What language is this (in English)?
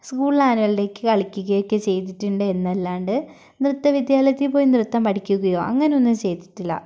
Malayalam